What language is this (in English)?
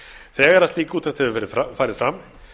Icelandic